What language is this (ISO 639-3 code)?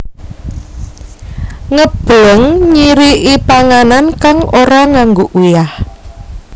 jav